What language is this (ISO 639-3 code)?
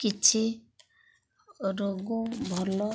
ori